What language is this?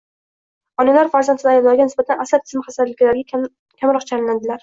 Uzbek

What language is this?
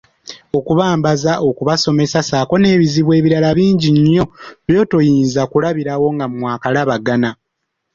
Ganda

